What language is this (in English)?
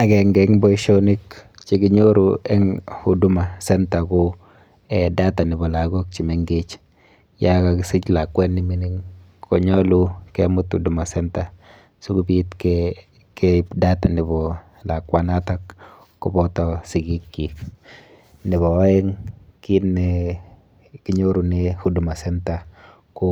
Kalenjin